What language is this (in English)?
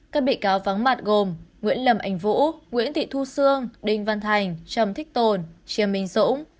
Vietnamese